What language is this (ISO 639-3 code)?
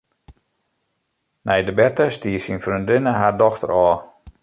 fry